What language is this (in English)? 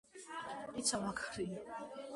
Georgian